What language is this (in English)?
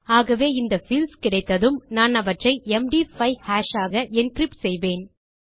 Tamil